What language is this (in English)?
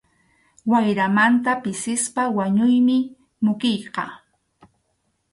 Arequipa-La Unión Quechua